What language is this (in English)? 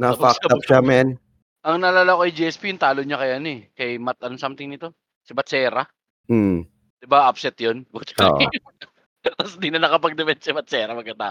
Filipino